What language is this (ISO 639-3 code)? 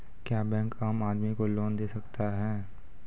mai